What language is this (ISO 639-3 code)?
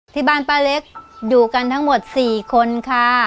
tha